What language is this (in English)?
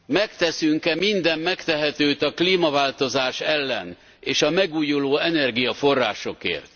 Hungarian